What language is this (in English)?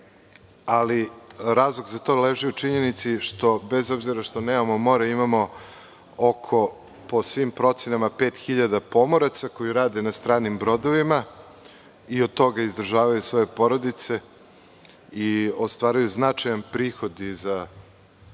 Serbian